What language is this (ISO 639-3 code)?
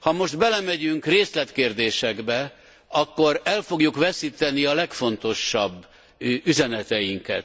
hun